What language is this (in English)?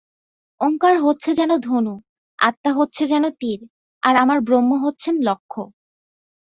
Bangla